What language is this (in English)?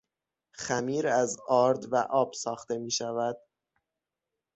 Persian